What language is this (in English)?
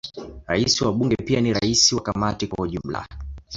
Swahili